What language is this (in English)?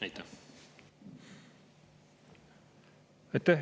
Estonian